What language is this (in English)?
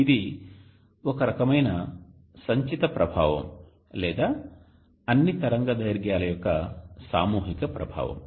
Telugu